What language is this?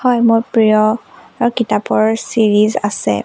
Assamese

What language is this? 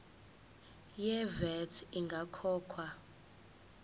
Zulu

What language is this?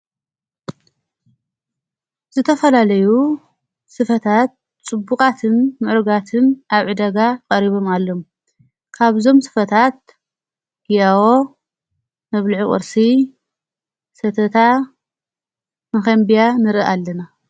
Tigrinya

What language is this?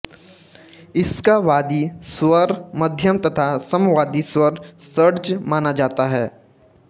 Hindi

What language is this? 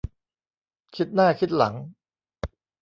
Thai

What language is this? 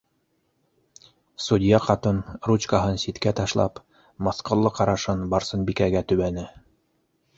Bashkir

